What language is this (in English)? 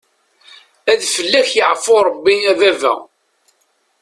Kabyle